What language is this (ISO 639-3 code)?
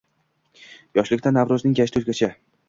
uzb